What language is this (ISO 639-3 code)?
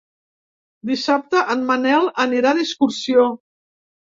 cat